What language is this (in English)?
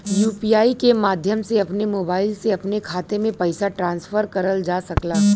Bhojpuri